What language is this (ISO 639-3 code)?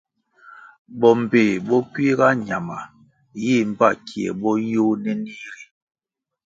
nmg